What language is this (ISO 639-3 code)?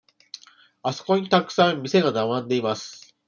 jpn